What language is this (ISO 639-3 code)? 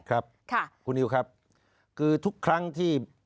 tha